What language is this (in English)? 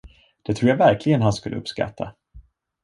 Swedish